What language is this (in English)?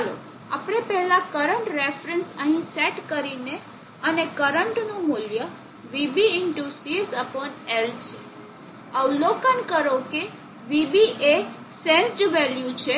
Gujarati